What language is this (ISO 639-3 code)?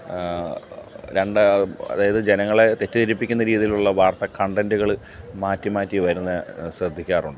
mal